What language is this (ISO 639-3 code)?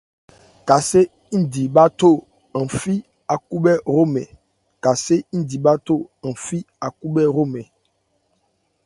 ebr